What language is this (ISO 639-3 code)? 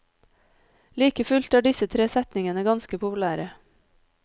nor